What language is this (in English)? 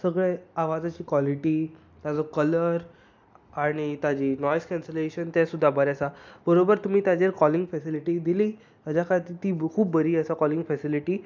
Konkani